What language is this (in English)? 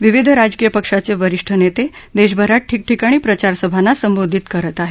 Marathi